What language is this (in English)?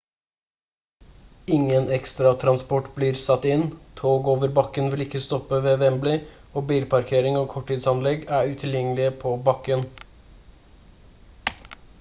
Norwegian Bokmål